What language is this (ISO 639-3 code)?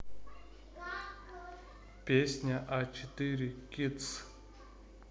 rus